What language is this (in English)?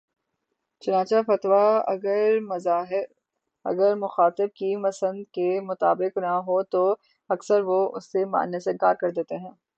Urdu